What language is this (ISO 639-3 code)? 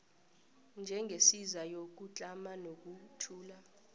nbl